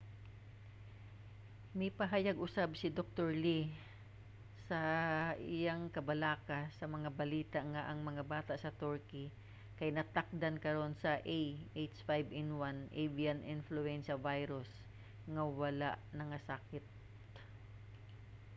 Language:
Cebuano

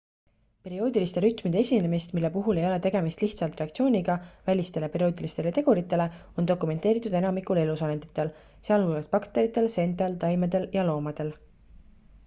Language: Estonian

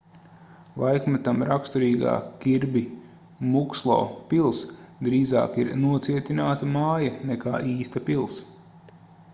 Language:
Latvian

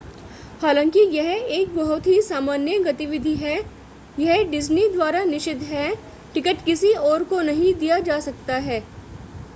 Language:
Hindi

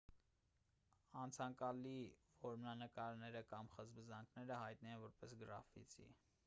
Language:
Armenian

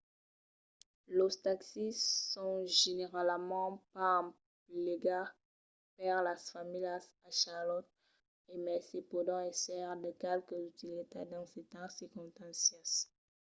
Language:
Occitan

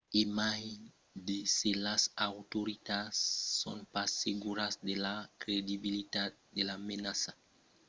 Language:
Occitan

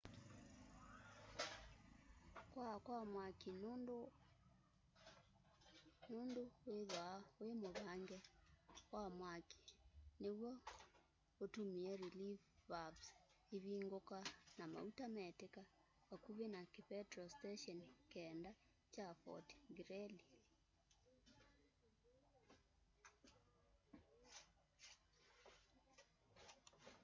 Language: Kamba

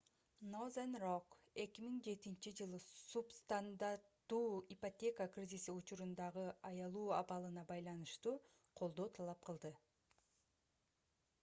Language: Kyrgyz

